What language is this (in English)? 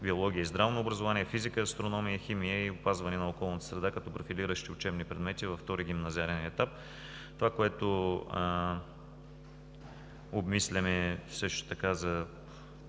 Bulgarian